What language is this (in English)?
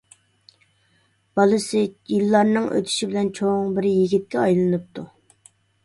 Uyghur